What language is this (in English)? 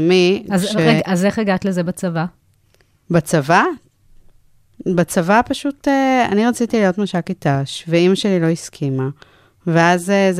Hebrew